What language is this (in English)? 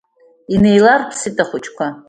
Abkhazian